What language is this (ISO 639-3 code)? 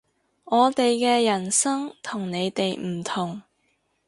yue